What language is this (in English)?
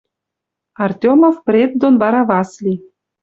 Western Mari